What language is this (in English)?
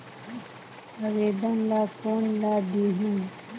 Chhattisgarhi